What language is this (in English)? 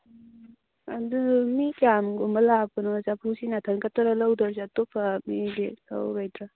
Manipuri